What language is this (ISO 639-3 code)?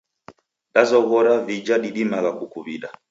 dav